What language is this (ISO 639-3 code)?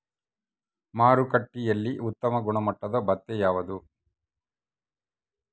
kan